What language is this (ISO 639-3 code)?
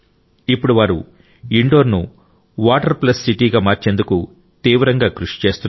tel